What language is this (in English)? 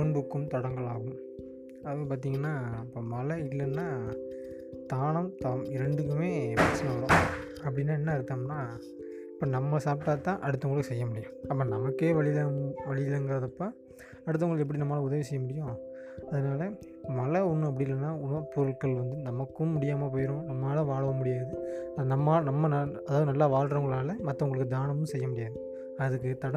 Tamil